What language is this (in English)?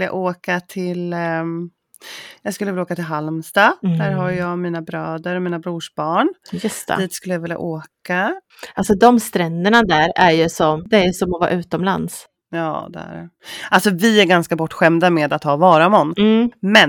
Swedish